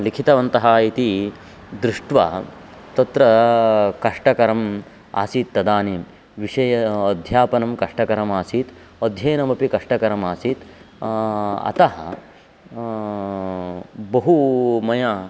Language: Sanskrit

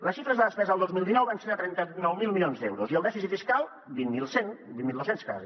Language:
Catalan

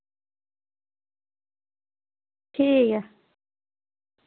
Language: Dogri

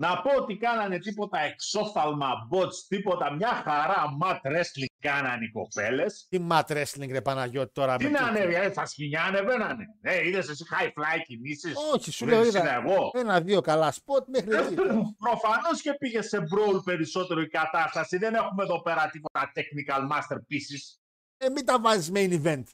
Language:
Greek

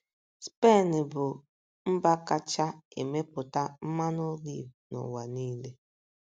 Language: Igbo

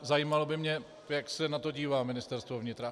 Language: Czech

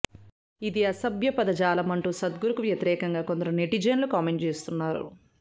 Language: Telugu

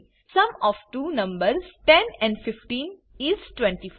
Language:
Gujarati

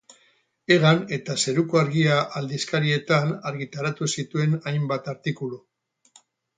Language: Basque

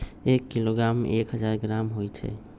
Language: Magahi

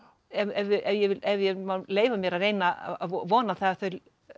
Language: Icelandic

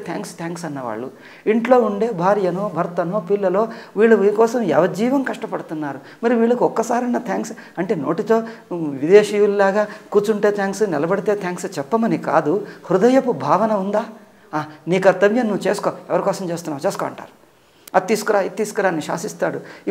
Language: Telugu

